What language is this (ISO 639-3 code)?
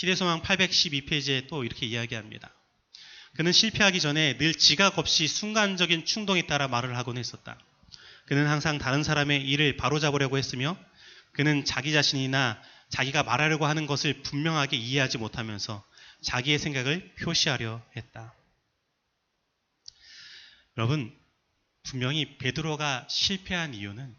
kor